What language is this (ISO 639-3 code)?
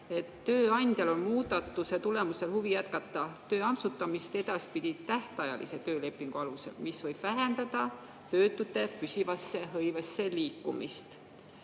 est